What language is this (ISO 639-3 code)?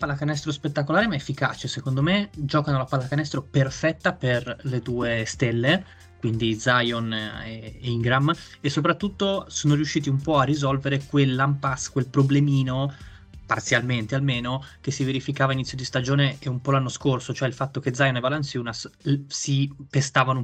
ita